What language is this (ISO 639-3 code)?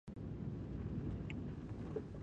pus